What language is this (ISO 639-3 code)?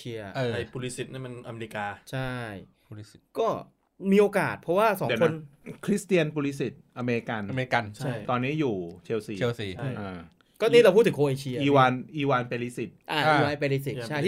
tha